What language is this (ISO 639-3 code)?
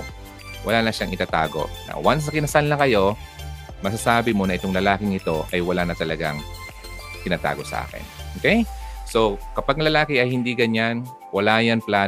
fil